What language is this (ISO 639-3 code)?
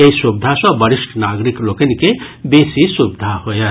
mai